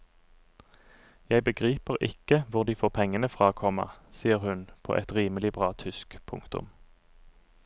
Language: Norwegian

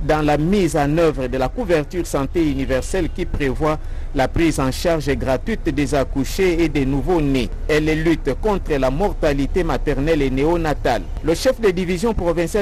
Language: French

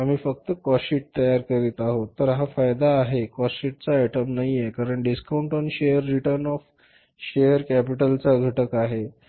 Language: Marathi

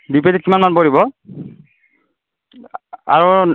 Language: Assamese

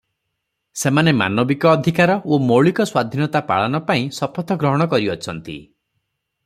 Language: Odia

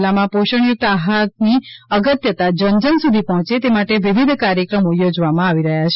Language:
Gujarati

